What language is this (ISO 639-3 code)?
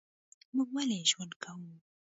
pus